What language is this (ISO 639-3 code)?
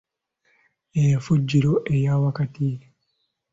lug